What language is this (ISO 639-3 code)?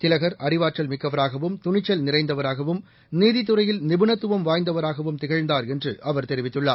tam